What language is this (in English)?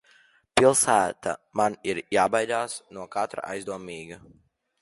Latvian